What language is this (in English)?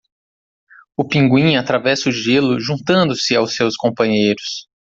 Portuguese